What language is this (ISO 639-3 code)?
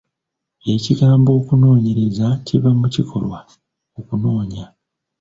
lug